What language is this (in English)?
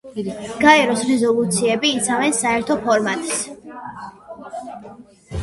Georgian